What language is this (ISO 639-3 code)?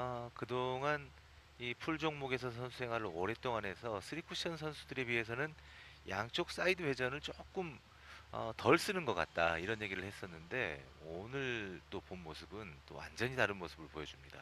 kor